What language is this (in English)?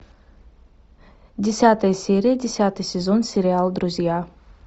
Russian